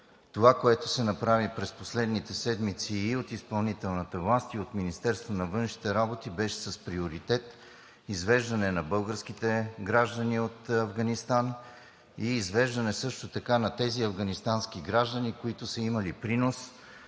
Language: Bulgarian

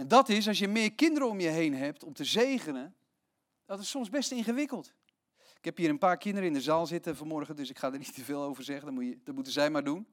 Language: Dutch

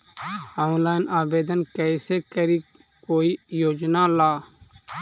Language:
Magahi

